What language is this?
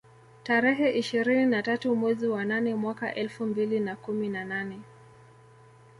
Swahili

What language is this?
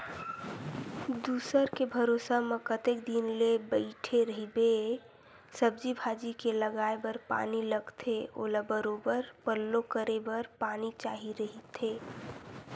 Chhattisgarhi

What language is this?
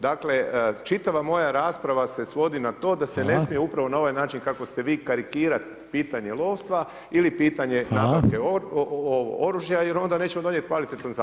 Croatian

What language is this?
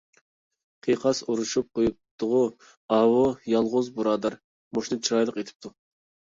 Uyghur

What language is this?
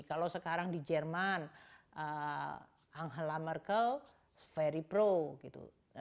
Indonesian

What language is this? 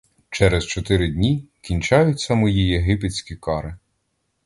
Ukrainian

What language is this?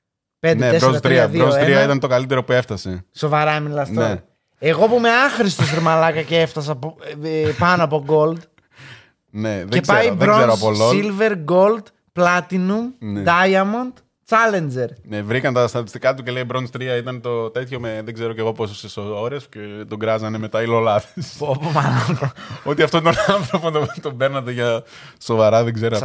Greek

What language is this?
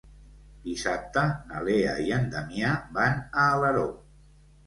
Catalan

